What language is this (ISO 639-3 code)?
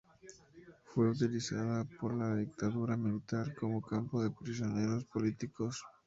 spa